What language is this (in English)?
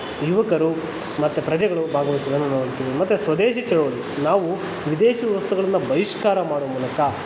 Kannada